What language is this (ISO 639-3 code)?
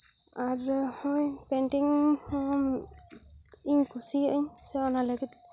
sat